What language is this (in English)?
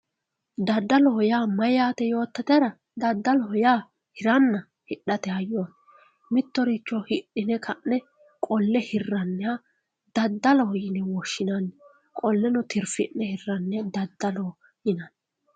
Sidamo